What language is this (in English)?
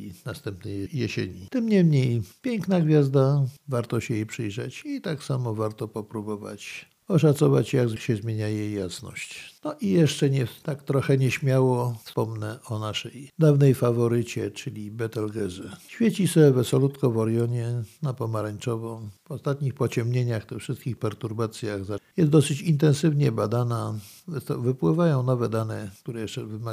Polish